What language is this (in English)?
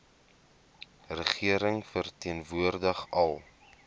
Afrikaans